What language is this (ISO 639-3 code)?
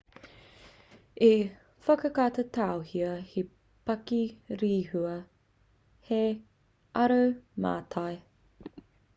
mri